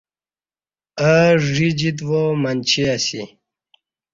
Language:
Kati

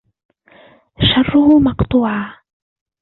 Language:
Arabic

